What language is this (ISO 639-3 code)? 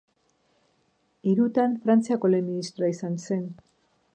eus